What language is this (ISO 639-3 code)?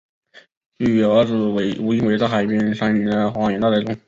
zho